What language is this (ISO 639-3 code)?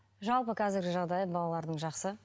kaz